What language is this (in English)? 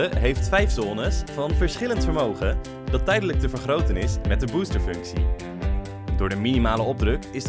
Dutch